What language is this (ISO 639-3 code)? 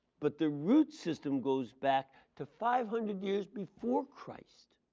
eng